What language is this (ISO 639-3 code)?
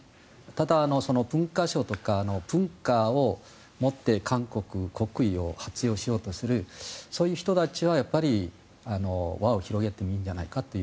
jpn